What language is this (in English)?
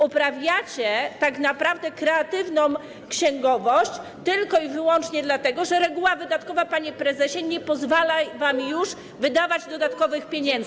Polish